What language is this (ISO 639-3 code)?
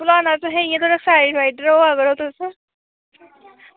doi